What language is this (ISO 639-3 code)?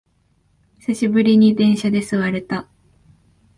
jpn